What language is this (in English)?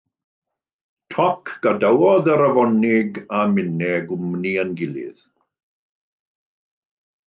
Welsh